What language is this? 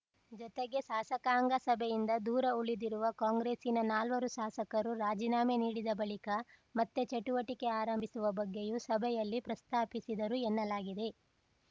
Kannada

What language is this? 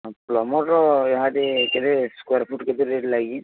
Odia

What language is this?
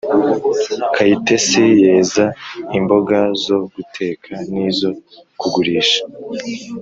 Kinyarwanda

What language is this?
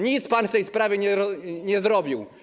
Polish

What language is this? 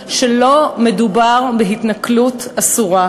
Hebrew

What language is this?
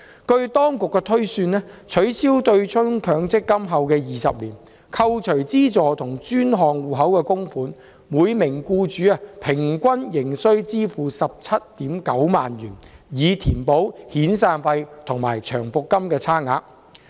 Cantonese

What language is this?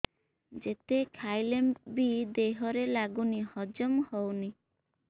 Odia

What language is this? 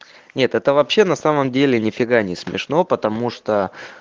Russian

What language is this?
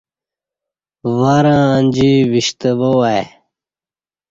Kati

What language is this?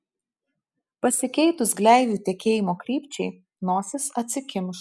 Lithuanian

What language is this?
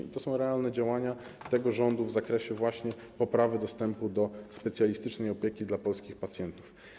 Polish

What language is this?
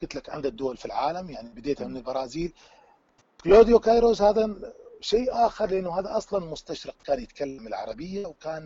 Arabic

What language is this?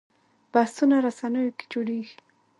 Pashto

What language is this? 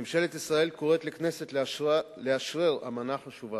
Hebrew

